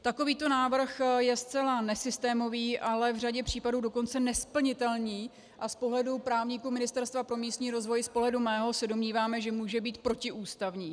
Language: Czech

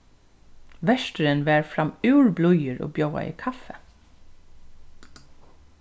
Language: Faroese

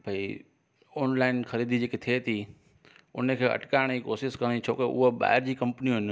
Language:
Sindhi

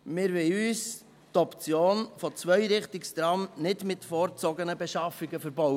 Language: Swiss German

